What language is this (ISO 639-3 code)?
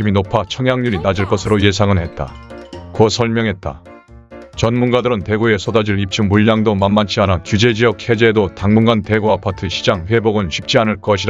kor